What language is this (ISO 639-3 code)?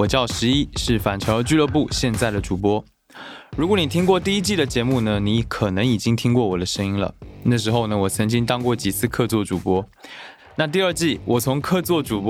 zho